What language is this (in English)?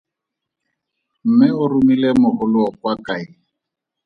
Tswana